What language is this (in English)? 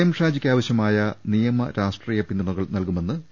Malayalam